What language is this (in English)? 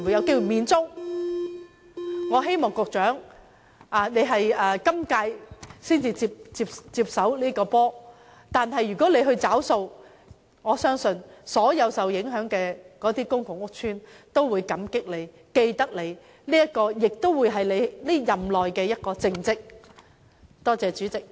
Cantonese